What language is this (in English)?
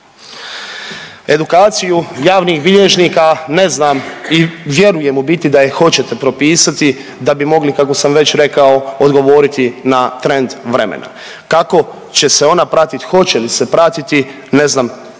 Croatian